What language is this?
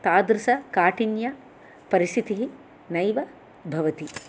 Sanskrit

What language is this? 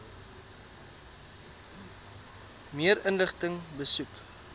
Afrikaans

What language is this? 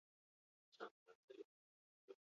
Basque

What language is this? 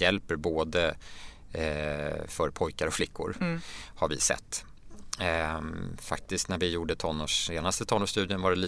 Swedish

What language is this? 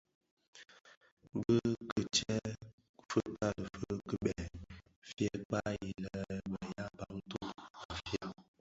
Bafia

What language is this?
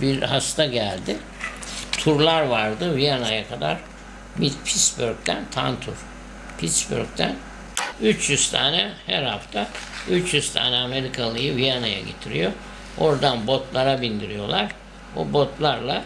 Turkish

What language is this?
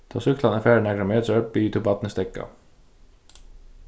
Faroese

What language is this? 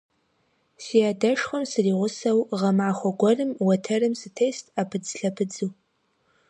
Kabardian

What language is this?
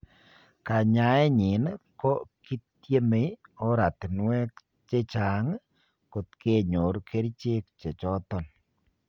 Kalenjin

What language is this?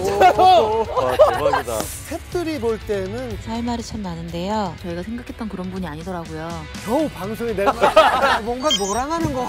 Korean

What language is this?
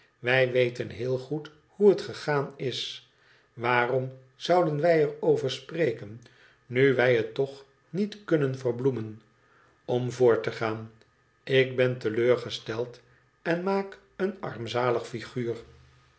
Dutch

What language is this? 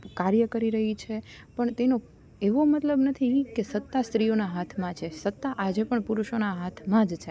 Gujarati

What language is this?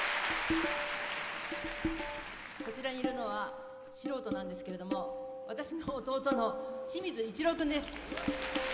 Japanese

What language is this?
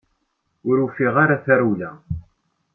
Kabyle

